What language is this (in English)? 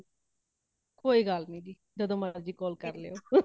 Punjabi